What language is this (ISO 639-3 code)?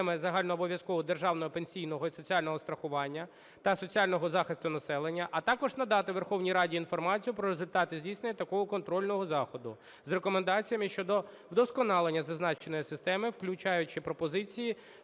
ukr